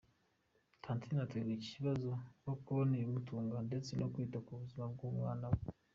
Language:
Kinyarwanda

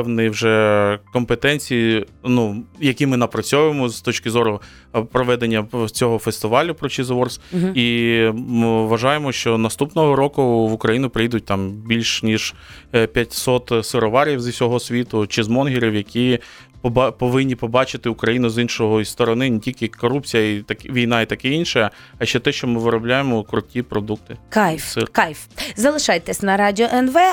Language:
Ukrainian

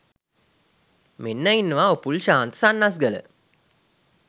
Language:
Sinhala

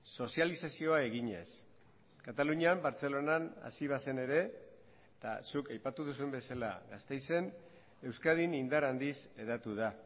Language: Basque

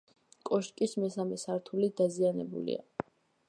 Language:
Georgian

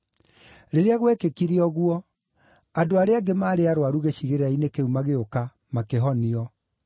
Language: Kikuyu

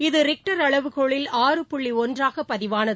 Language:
Tamil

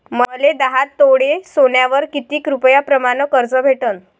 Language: Marathi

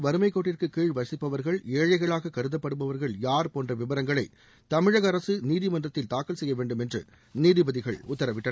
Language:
Tamil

